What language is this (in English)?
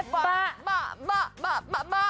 Thai